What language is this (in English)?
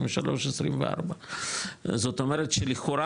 Hebrew